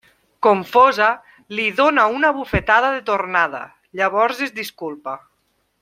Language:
Catalan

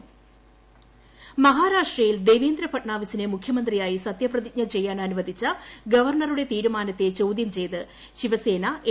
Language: Malayalam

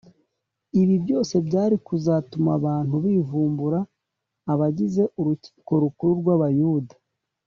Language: Kinyarwanda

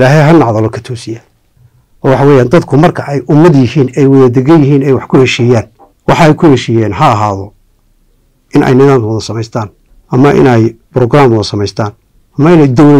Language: Arabic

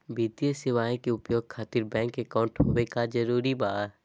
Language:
Magahi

